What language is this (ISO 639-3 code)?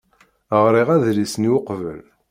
kab